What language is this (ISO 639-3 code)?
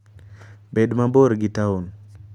luo